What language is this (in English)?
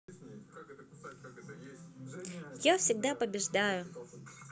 Russian